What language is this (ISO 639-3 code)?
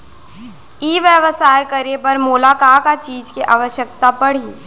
hne